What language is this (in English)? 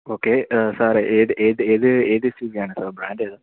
Malayalam